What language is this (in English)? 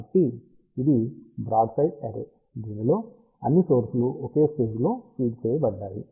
Telugu